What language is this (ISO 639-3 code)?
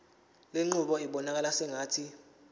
zul